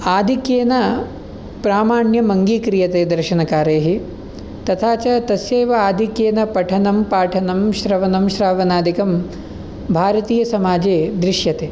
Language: Sanskrit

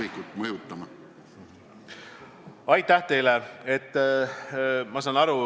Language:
Estonian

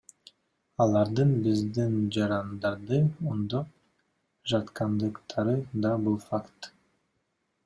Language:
Kyrgyz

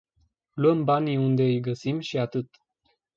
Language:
Romanian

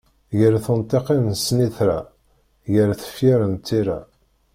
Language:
Kabyle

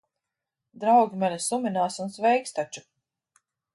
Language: Latvian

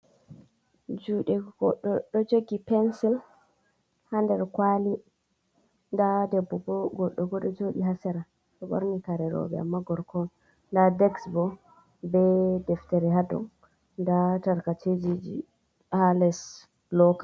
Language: Fula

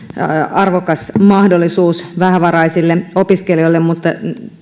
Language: Finnish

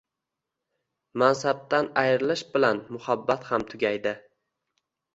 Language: Uzbek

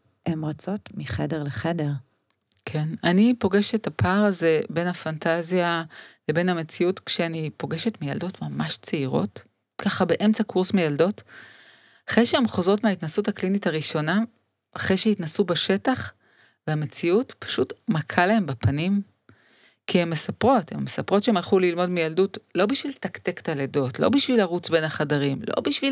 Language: Hebrew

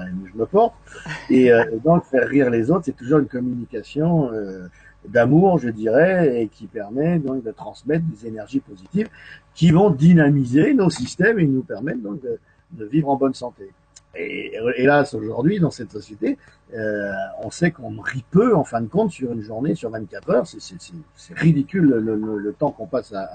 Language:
French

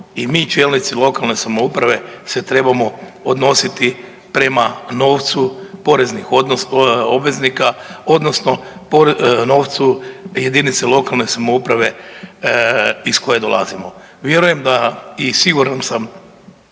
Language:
Croatian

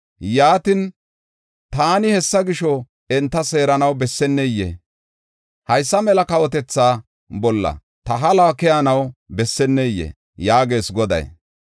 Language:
Gofa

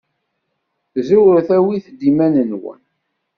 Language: Kabyle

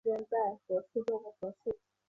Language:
Chinese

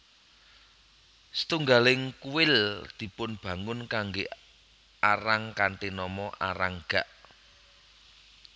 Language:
Javanese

